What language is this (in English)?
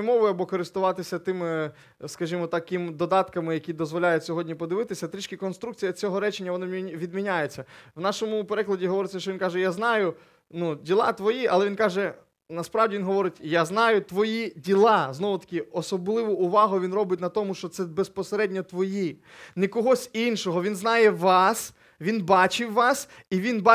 Ukrainian